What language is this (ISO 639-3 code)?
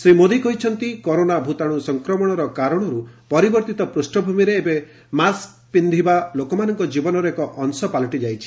ori